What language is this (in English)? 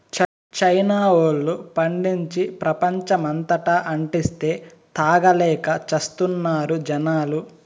Telugu